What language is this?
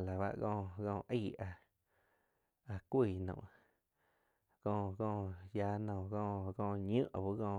Quiotepec Chinantec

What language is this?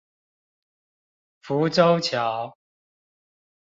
Chinese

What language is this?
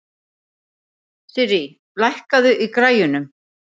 Icelandic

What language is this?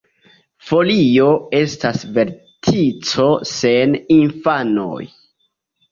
Esperanto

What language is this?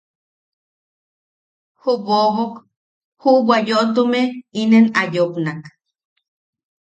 Yaqui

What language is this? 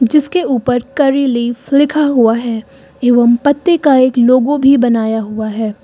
Hindi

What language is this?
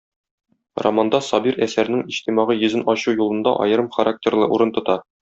Tatar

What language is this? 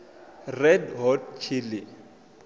Venda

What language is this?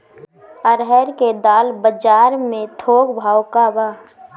Bhojpuri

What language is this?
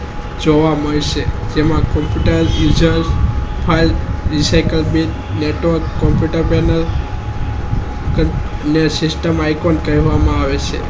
Gujarati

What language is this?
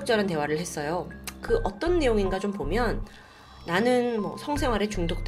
Korean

